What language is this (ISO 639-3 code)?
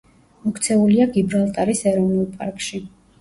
kat